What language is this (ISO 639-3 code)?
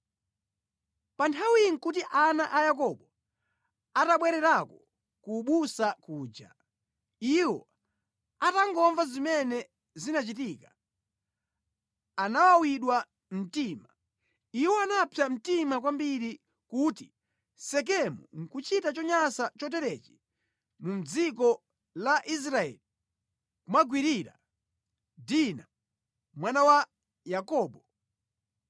nya